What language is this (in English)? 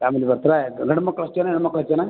Kannada